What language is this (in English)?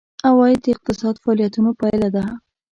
Pashto